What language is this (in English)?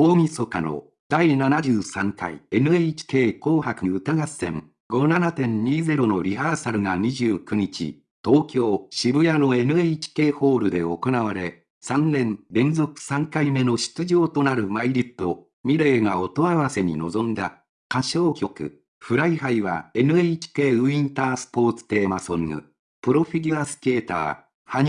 Japanese